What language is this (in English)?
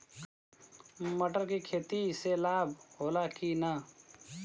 Bhojpuri